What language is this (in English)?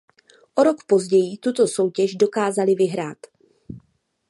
Czech